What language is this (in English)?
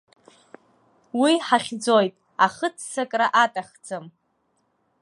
Abkhazian